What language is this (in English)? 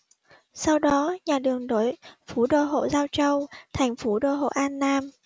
Vietnamese